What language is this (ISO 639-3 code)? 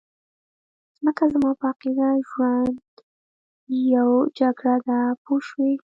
pus